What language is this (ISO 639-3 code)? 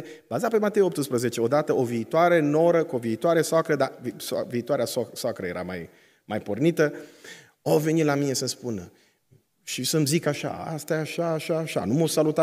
ron